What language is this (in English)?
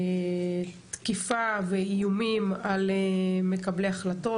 Hebrew